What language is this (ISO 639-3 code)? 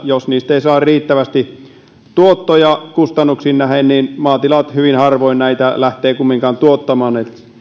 fin